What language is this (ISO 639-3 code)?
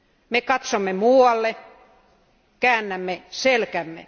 fin